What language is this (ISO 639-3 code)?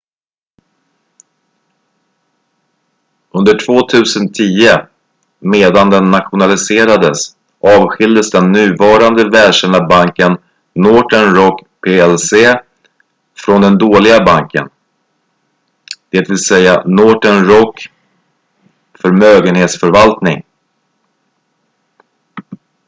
swe